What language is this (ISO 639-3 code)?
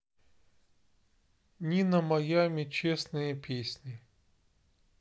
rus